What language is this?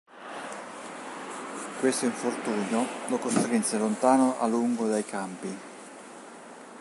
Italian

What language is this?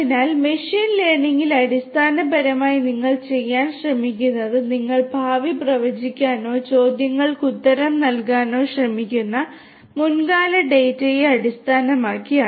Malayalam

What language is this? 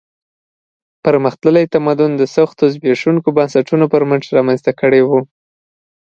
Pashto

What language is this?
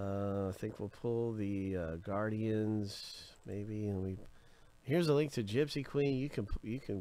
English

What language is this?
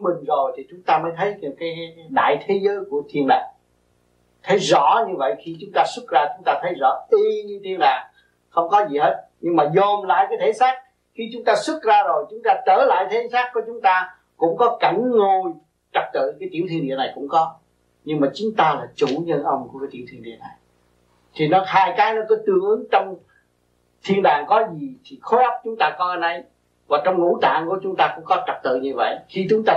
Vietnamese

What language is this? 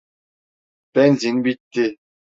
Turkish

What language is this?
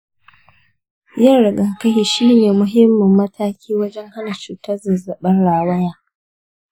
Hausa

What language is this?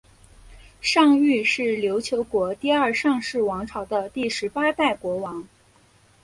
Chinese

